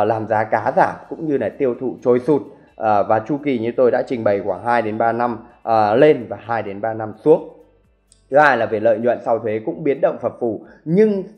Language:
Vietnamese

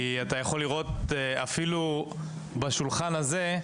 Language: Hebrew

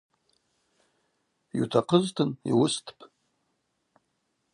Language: Abaza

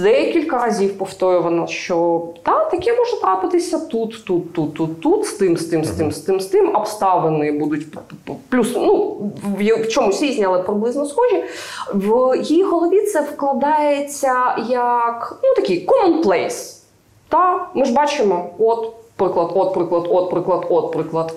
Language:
Ukrainian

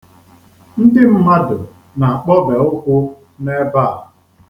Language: Igbo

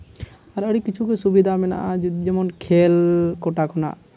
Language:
Santali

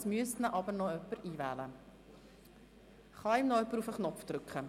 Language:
Swiss German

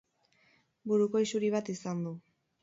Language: Basque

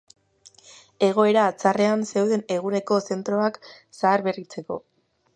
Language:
Basque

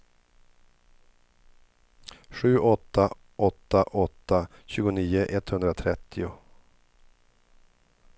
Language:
Swedish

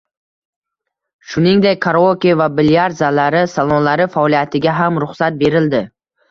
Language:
Uzbek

